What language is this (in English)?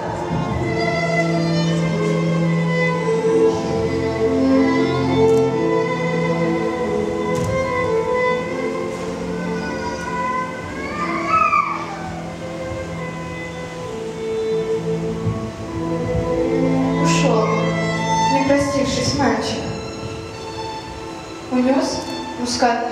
Russian